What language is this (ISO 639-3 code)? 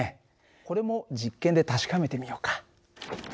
jpn